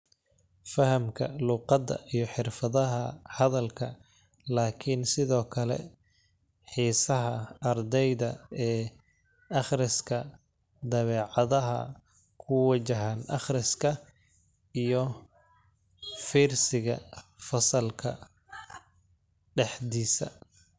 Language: Somali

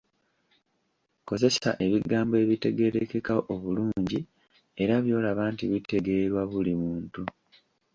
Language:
Ganda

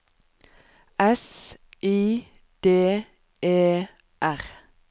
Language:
Norwegian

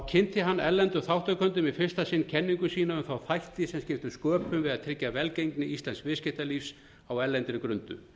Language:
Icelandic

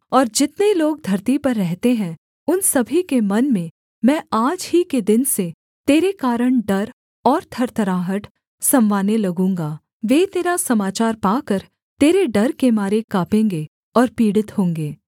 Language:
Hindi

